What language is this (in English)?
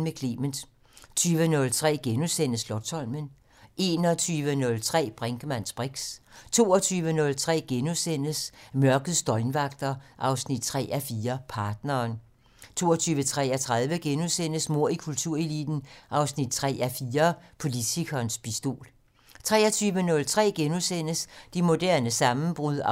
Danish